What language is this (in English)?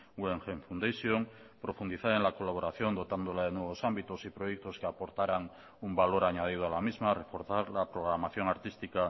Spanish